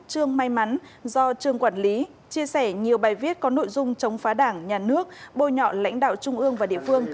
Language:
Vietnamese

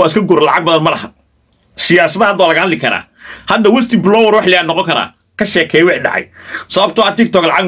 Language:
Arabic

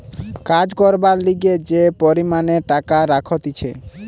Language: Bangla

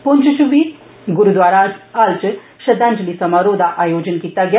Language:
Dogri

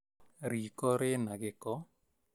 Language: Kikuyu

